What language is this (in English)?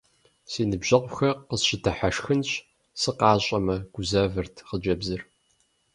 Kabardian